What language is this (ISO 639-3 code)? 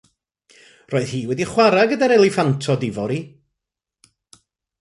cym